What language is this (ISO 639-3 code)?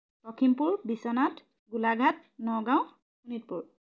asm